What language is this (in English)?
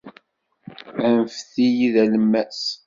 Kabyle